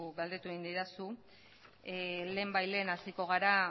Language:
Basque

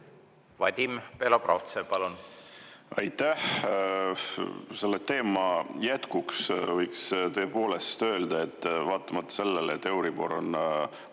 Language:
Estonian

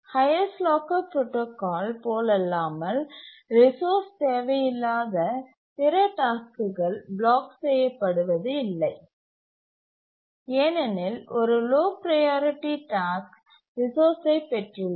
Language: Tamil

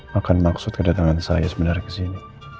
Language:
Indonesian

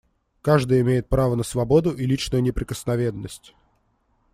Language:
Russian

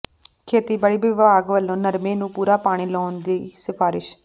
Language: Punjabi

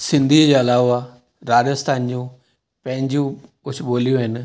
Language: Sindhi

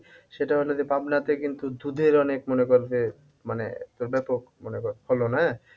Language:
Bangla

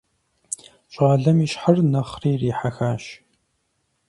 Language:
Kabardian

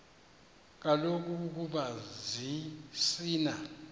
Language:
Xhosa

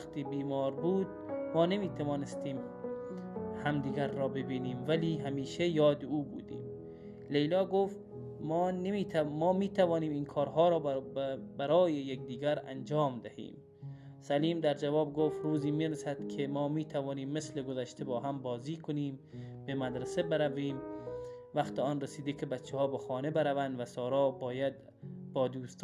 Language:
Persian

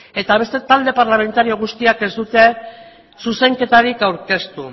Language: Basque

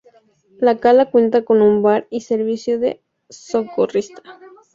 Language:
Spanish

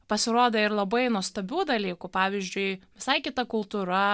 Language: Lithuanian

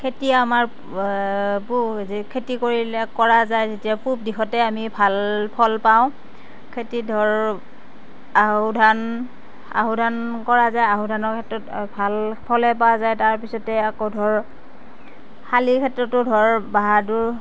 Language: Assamese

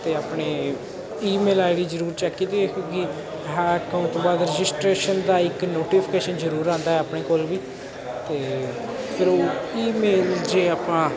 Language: Punjabi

